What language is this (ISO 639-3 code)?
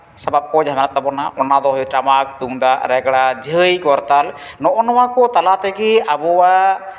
sat